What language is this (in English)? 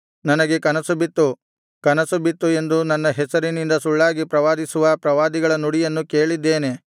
Kannada